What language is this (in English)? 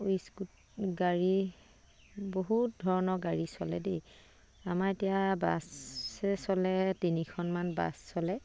Assamese